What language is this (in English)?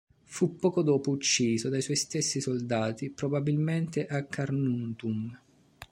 Italian